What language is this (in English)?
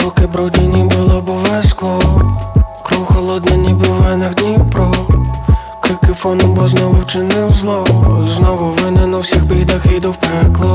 Ukrainian